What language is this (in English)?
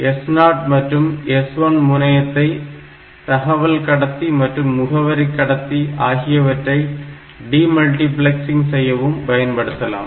Tamil